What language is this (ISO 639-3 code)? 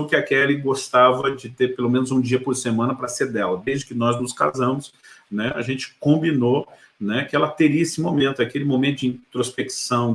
por